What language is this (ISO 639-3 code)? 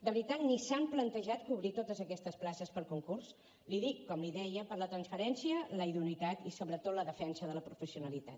cat